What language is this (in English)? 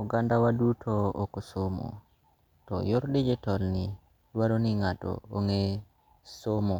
Luo (Kenya and Tanzania)